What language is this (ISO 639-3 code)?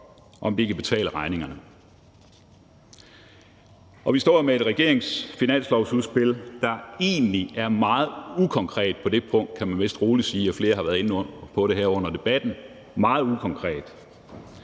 dan